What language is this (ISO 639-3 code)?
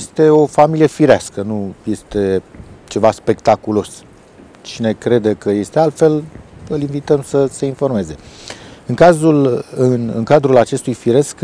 ron